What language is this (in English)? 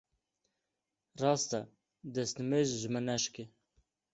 Kurdish